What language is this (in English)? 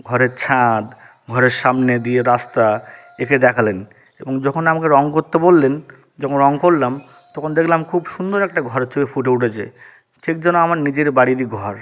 Bangla